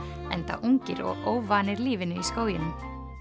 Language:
Icelandic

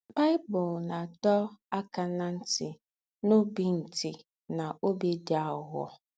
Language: Igbo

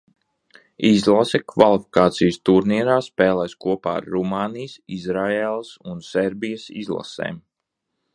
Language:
Latvian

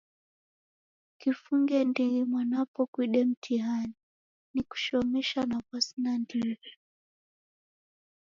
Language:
Taita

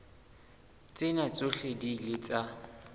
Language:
Southern Sotho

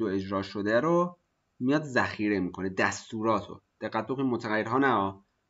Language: Persian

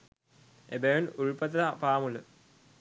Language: Sinhala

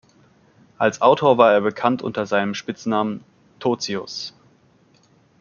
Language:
German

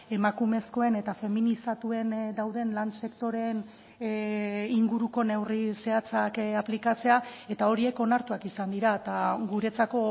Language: Basque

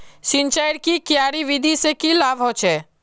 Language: Magahi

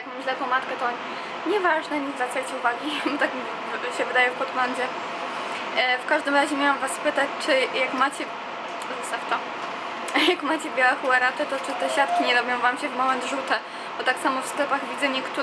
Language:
Polish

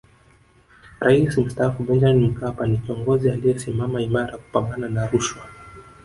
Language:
Swahili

